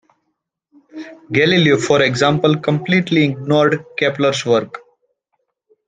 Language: English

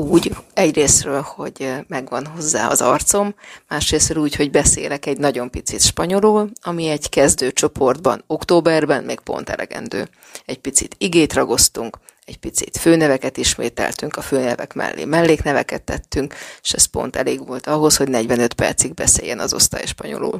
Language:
Hungarian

